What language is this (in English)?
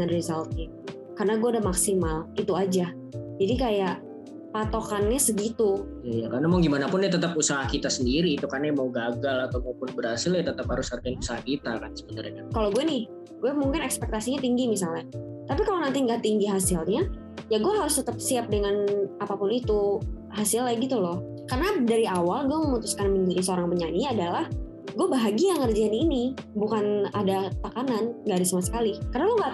Indonesian